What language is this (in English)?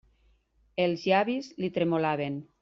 Catalan